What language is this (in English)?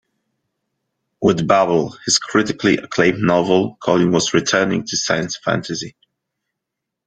English